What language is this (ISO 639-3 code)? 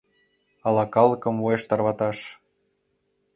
chm